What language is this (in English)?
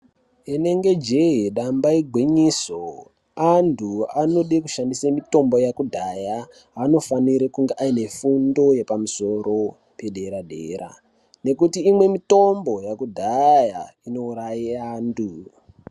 Ndau